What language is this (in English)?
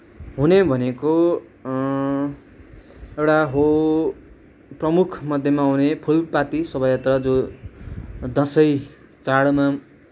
Nepali